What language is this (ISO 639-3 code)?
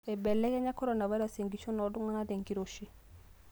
mas